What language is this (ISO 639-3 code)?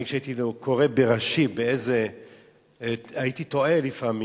heb